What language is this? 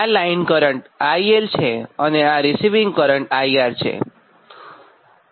Gujarati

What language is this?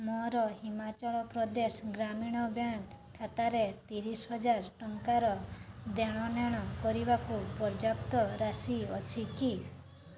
Odia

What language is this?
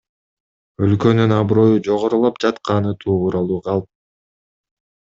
Kyrgyz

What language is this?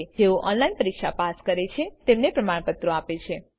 Gujarati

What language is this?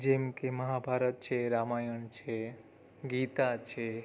Gujarati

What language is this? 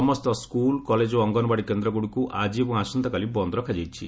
Odia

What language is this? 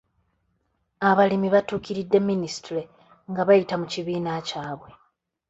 Ganda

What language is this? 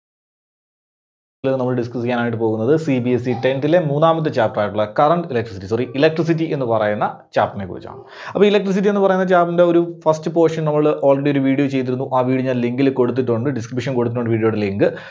Malayalam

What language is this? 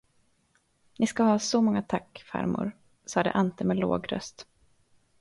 Swedish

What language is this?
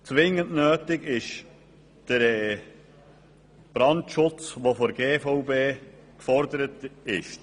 Swiss German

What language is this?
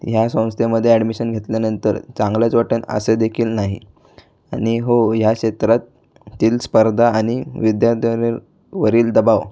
Marathi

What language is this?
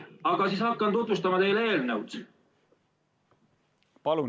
Estonian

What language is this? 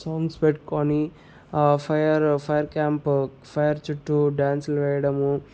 Telugu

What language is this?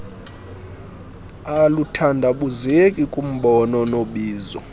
Xhosa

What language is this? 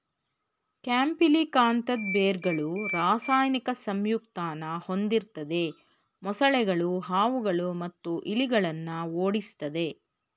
Kannada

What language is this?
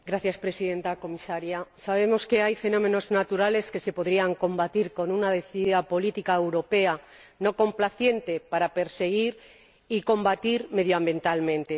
Spanish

